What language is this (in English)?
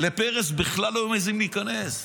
Hebrew